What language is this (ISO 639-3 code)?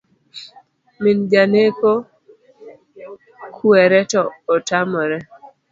luo